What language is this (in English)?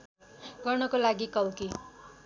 Nepali